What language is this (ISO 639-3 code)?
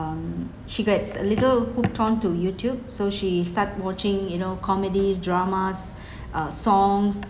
eng